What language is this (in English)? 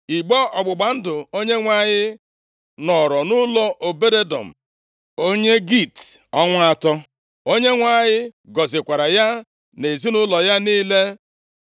Igbo